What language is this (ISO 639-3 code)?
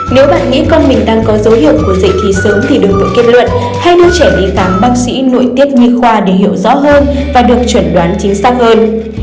vie